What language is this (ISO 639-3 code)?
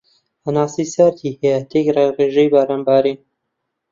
ckb